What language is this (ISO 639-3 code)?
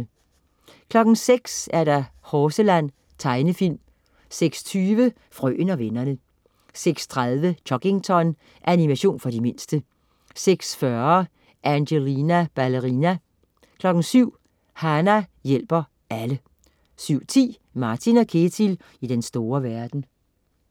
dan